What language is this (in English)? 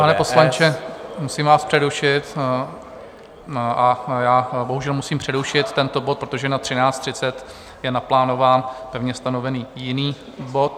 Czech